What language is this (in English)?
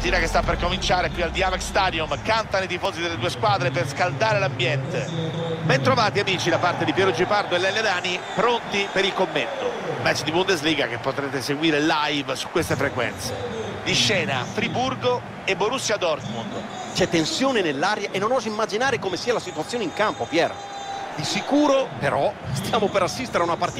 Italian